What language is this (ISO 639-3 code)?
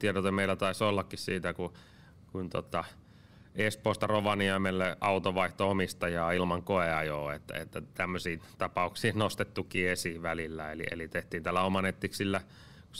fin